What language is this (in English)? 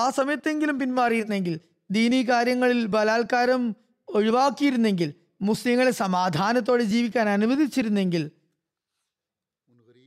Malayalam